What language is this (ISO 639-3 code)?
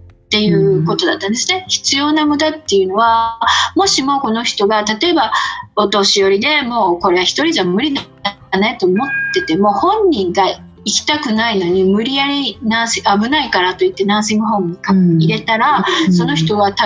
jpn